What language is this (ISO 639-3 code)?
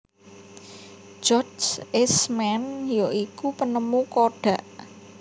jav